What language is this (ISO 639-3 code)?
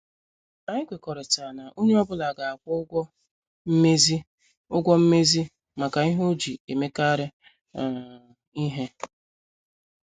ibo